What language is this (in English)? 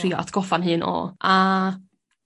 Welsh